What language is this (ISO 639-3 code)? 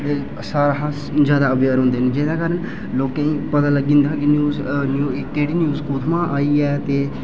doi